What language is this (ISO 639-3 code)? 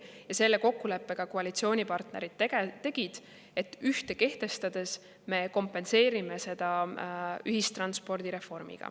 est